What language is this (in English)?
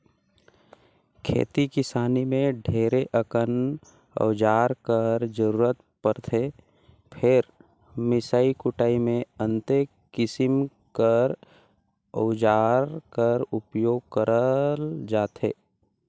Chhattisgarhi